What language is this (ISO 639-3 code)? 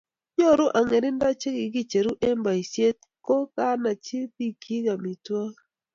kln